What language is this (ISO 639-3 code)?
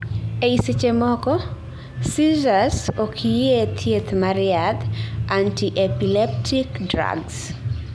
luo